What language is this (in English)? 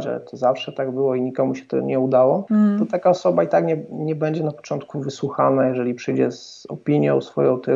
Polish